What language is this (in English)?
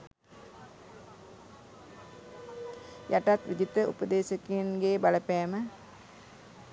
Sinhala